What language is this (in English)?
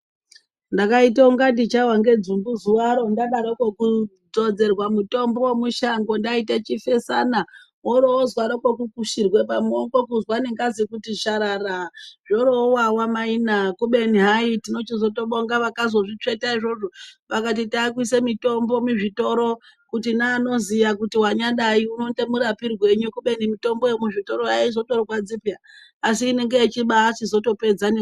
Ndau